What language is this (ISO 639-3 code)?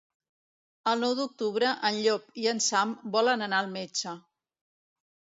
cat